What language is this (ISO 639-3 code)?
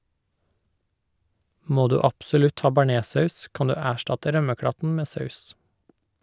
nor